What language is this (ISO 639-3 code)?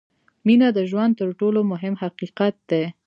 pus